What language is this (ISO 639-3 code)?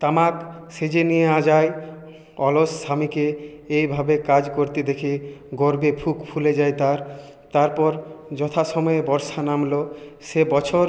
ben